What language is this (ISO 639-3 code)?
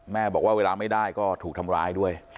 tha